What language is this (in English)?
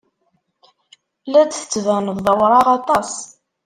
Kabyle